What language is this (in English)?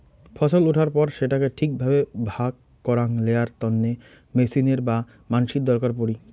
Bangla